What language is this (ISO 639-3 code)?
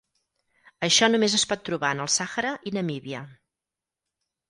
cat